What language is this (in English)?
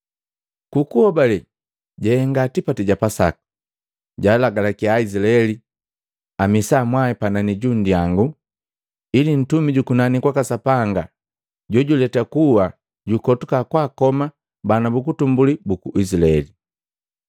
Matengo